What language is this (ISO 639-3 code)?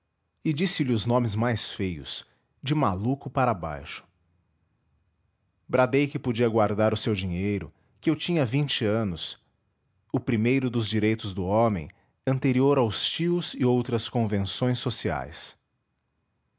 por